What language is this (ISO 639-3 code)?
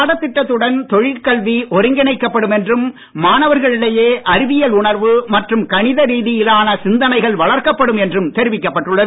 tam